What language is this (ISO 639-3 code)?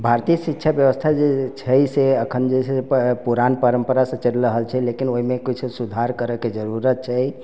mai